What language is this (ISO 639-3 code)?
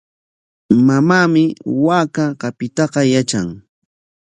qwa